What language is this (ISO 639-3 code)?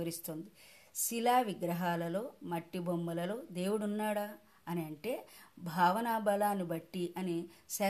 tel